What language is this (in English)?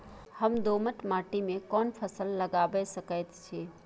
Maithili